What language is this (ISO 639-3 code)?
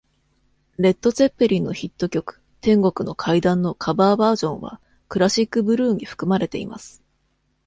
jpn